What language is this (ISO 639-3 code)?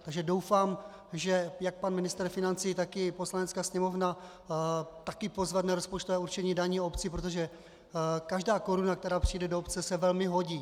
ces